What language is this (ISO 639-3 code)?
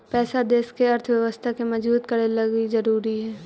mag